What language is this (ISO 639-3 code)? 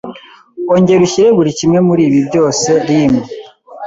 kin